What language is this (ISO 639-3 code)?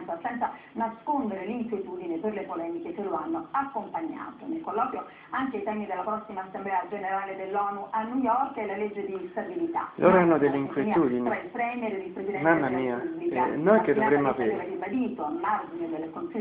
ita